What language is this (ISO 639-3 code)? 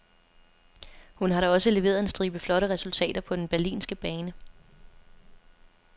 dan